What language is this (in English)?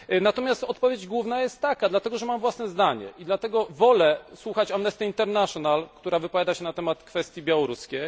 Polish